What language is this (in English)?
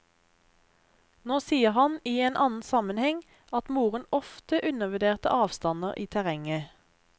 Norwegian